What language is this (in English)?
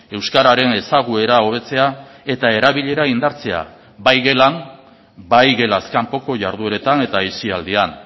Basque